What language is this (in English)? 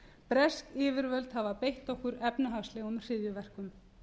Icelandic